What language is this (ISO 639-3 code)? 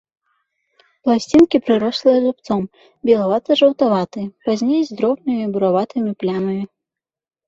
bel